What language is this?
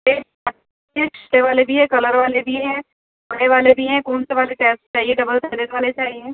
Urdu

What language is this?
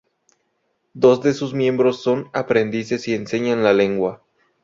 Spanish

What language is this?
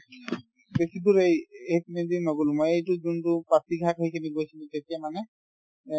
Assamese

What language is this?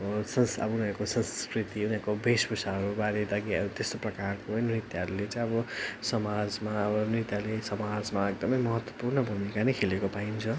Nepali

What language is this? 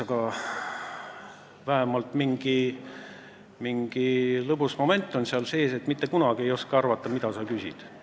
Estonian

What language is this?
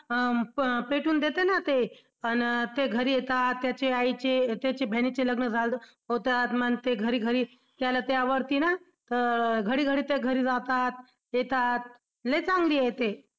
Marathi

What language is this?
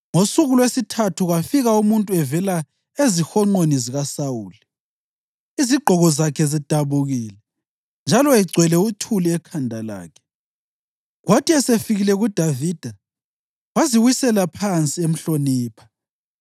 North Ndebele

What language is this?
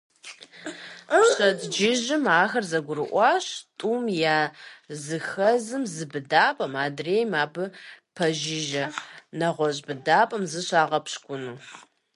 Kabardian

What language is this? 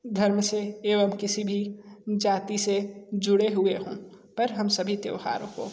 Hindi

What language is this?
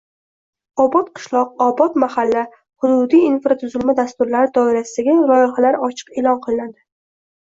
Uzbek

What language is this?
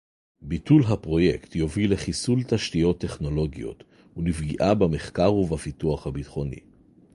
Hebrew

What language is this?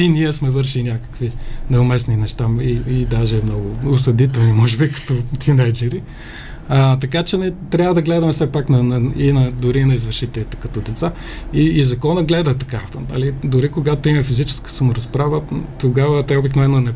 Bulgarian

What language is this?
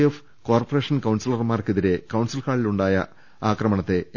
Malayalam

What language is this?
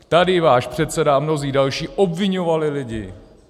Czech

